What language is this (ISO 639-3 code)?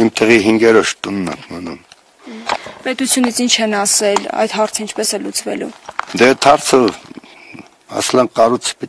ron